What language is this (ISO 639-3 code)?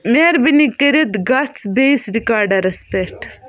kas